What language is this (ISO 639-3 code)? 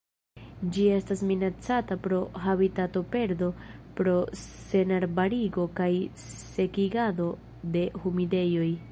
epo